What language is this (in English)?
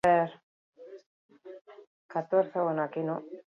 Basque